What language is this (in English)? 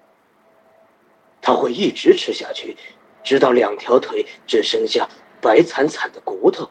Chinese